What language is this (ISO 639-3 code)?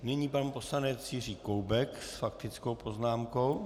ces